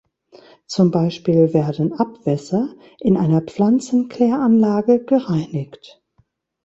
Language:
German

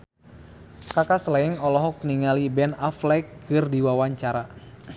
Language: Sundanese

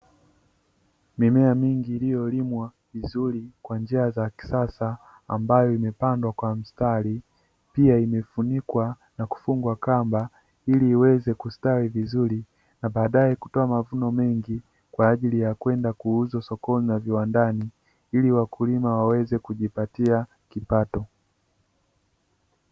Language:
Swahili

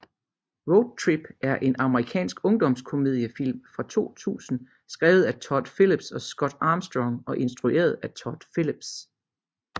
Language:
Danish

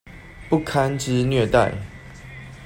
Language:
Chinese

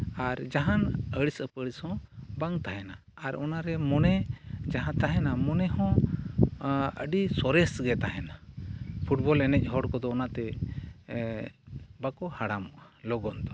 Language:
Santali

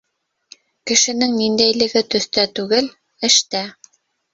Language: Bashkir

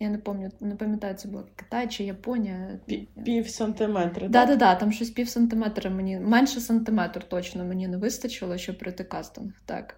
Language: Ukrainian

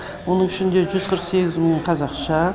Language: Kazakh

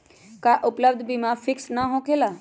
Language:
Magahi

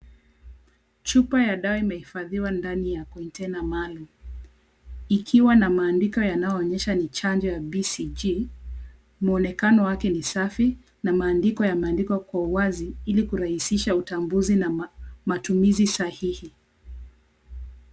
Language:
Swahili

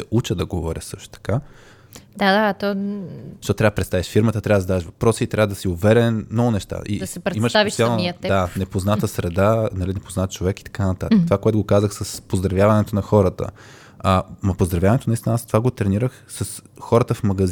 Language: Bulgarian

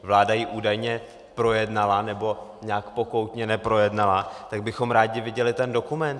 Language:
Czech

